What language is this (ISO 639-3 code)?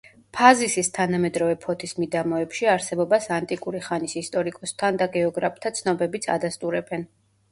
kat